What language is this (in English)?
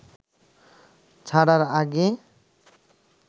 Bangla